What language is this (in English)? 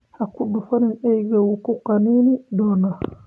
Somali